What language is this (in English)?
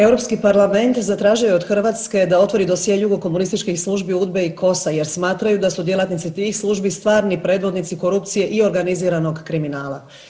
Croatian